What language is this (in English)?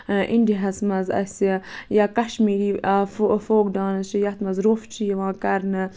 Kashmiri